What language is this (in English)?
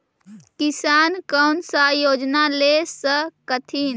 Magahi